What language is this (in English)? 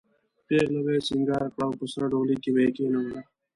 Pashto